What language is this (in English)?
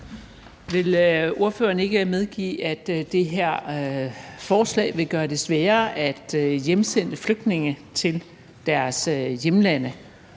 Danish